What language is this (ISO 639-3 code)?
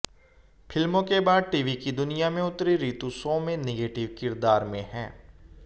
hin